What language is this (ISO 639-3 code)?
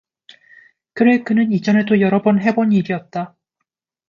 kor